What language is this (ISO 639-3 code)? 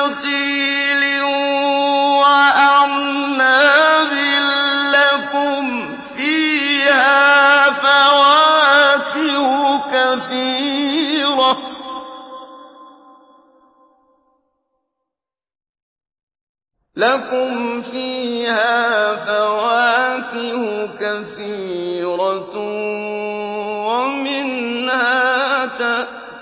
ara